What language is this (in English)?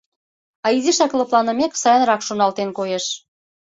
Mari